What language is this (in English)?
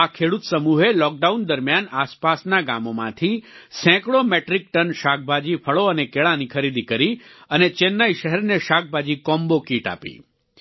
Gujarati